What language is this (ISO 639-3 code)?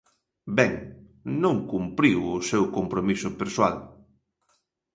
glg